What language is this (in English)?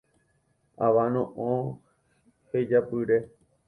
Guarani